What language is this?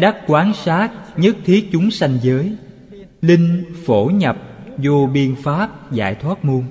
Vietnamese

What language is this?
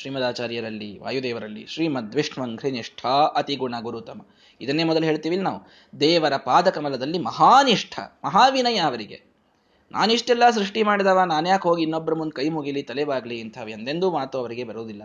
Kannada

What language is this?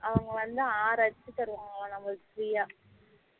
Tamil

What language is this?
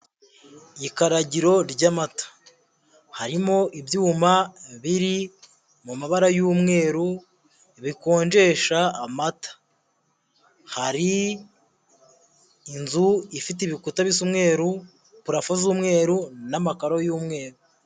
Kinyarwanda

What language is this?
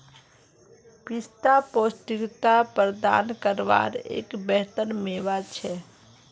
Magahi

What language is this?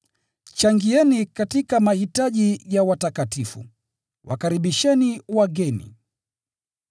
Swahili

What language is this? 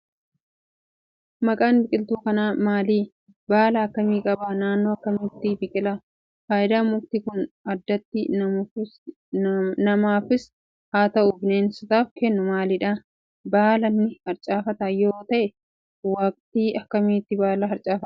Oromo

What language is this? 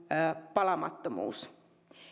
Finnish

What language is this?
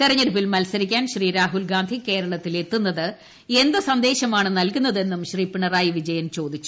Malayalam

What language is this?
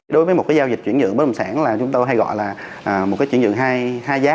Vietnamese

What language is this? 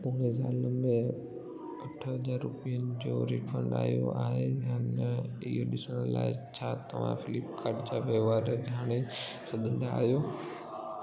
Sindhi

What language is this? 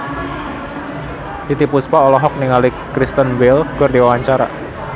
Sundanese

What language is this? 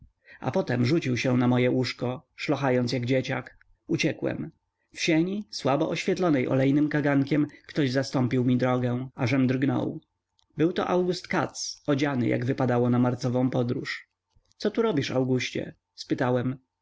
Polish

